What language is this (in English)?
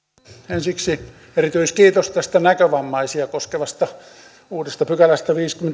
Finnish